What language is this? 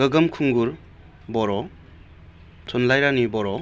Bodo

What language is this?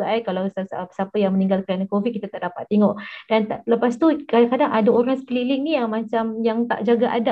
Malay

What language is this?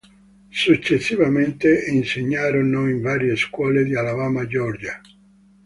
Italian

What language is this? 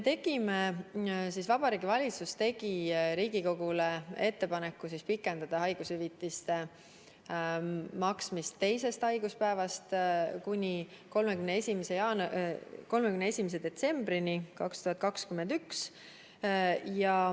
Estonian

